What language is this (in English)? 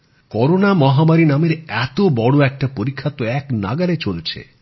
Bangla